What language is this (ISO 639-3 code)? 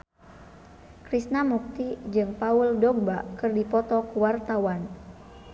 sun